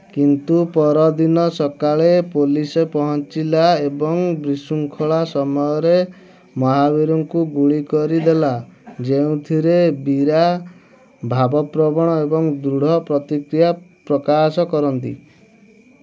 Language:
Odia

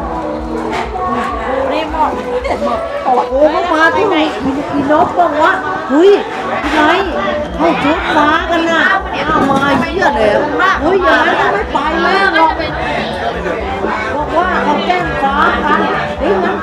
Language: Thai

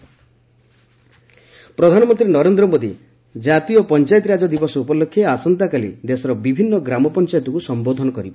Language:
Odia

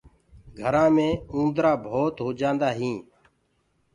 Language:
Gurgula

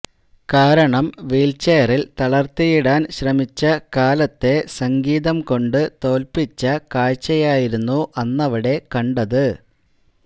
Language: Malayalam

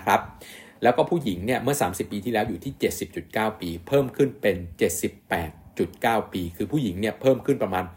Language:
Thai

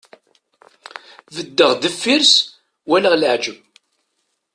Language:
Kabyle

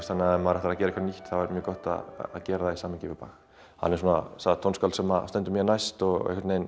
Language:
Icelandic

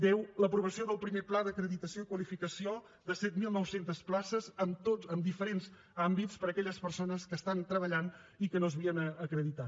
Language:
Catalan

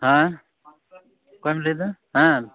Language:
Santali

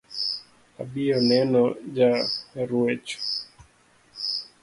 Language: Luo (Kenya and Tanzania)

